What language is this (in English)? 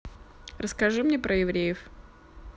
Russian